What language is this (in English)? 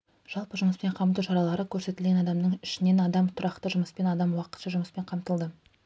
Kazakh